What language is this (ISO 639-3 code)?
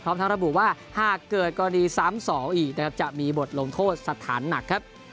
tha